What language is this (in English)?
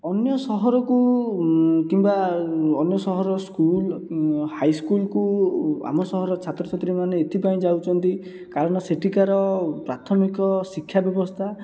Odia